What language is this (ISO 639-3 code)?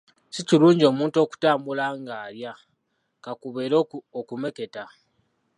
lug